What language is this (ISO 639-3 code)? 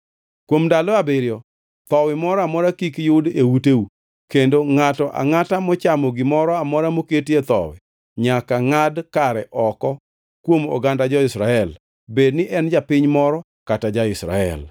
luo